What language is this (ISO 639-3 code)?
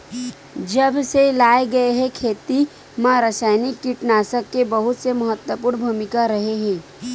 hne